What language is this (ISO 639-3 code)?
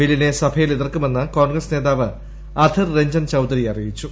mal